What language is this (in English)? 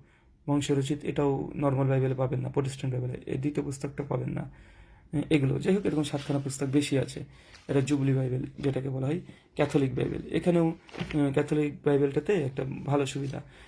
Turkish